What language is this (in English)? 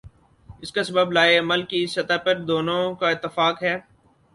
Urdu